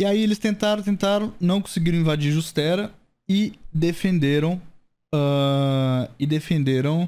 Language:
Portuguese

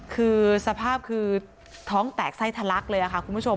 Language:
Thai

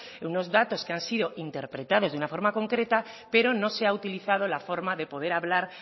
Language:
Spanish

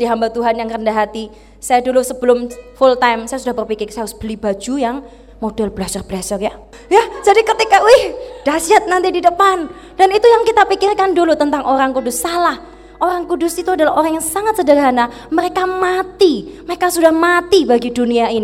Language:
Indonesian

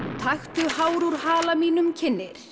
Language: Icelandic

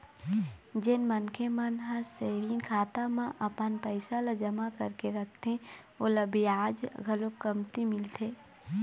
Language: Chhattisgarhi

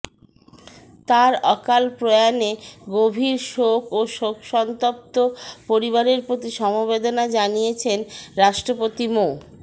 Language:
Bangla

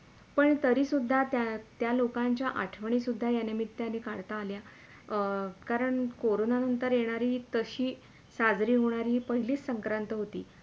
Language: Marathi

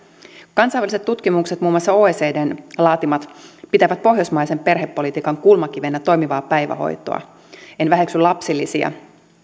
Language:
Finnish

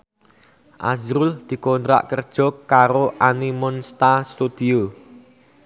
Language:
Javanese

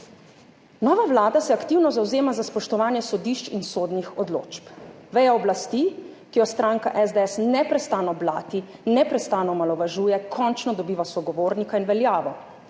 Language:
Slovenian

